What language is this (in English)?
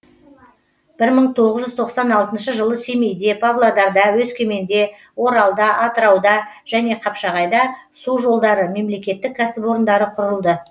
Kazakh